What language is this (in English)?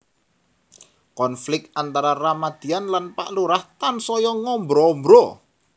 Javanese